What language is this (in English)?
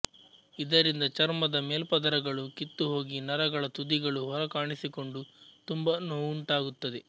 Kannada